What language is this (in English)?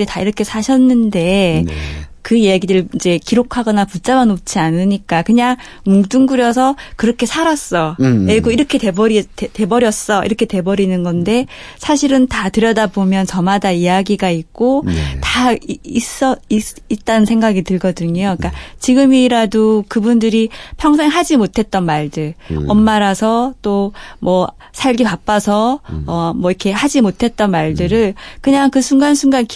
Korean